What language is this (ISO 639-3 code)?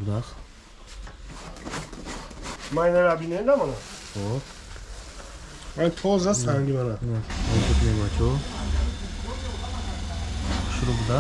tur